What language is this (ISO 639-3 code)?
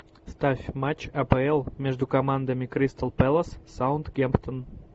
rus